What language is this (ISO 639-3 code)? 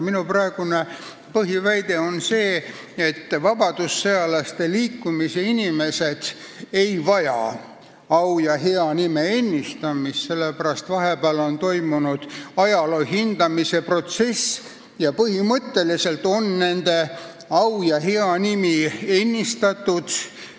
est